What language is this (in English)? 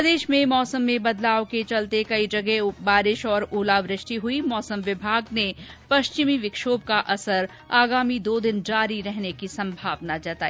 Hindi